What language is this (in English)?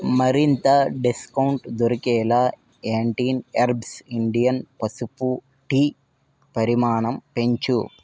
Telugu